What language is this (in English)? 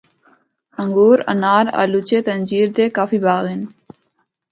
Northern Hindko